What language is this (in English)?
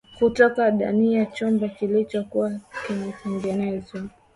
Swahili